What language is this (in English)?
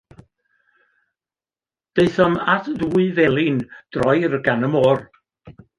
Welsh